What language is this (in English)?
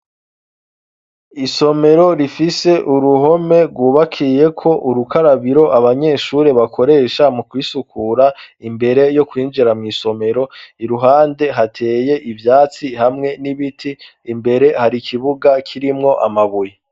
Rundi